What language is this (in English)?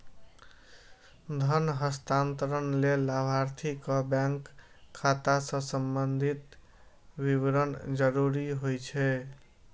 Maithili